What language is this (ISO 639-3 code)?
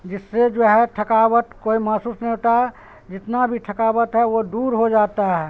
urd